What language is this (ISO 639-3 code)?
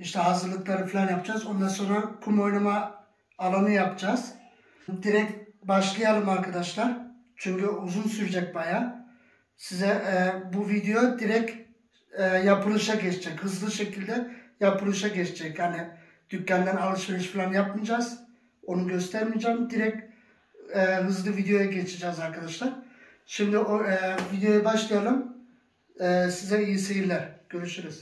tur